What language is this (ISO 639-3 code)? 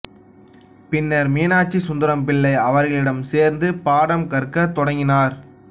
tam